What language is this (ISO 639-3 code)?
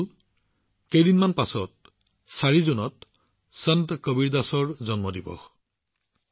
asm